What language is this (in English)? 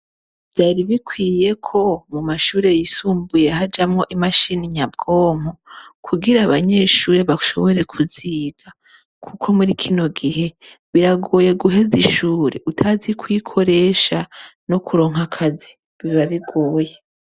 Rundi